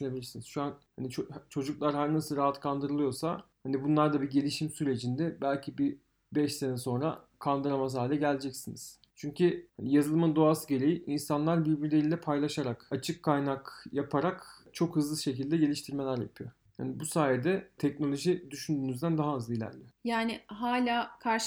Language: Turkish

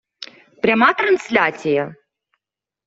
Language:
Ukrainian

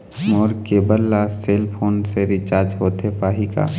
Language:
Chhattisgarhi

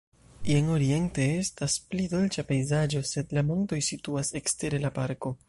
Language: Esperanto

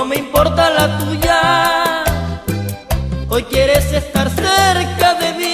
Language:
Spanish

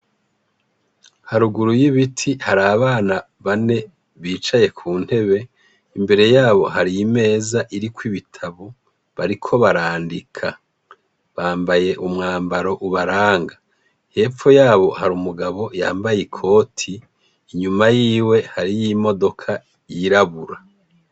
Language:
Rundi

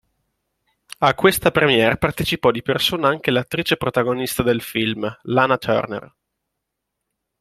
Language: Italian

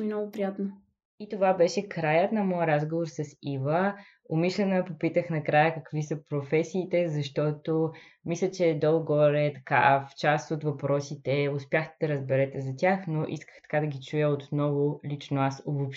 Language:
Bulgarian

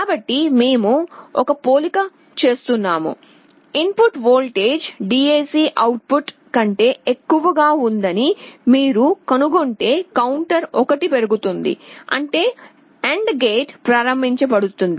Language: Telugu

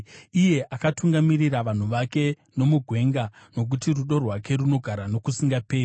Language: Shona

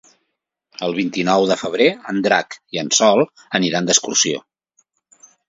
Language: Catalan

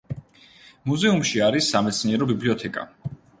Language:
Georgian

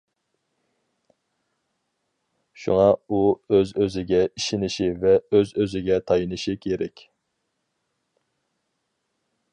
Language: Uyghur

